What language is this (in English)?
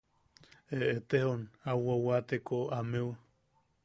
Yaqui